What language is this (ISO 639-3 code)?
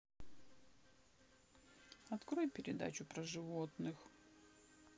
rus